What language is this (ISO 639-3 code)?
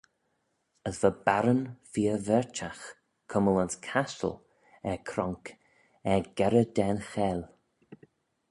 glv